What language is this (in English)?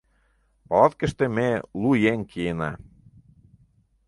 Mari